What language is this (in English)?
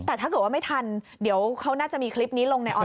Thai